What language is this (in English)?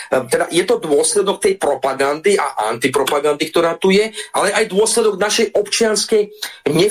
Slovak